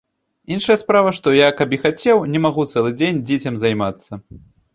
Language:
Belarusian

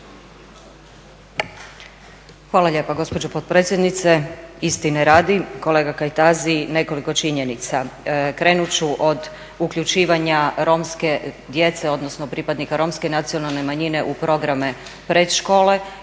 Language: Croatian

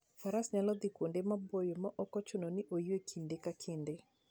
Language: Luo (Kenya and Tanzania)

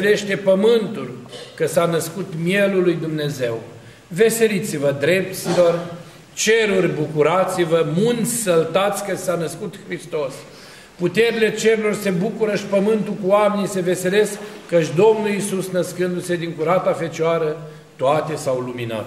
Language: Romanian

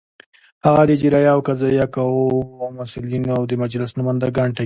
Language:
Pashto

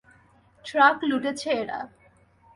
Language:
Bangla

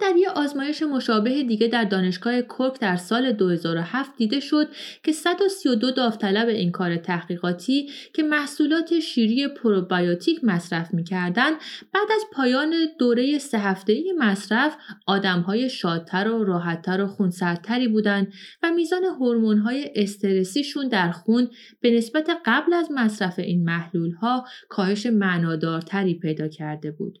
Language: Persian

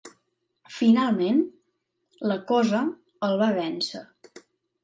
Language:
Catalan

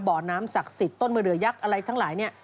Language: Thai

